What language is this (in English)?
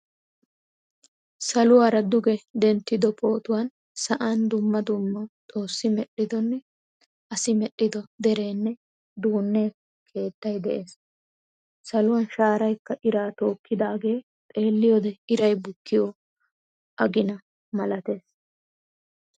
Wolaytta